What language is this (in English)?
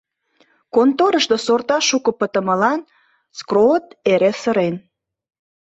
Mari